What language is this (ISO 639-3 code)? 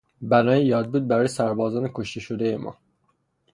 fas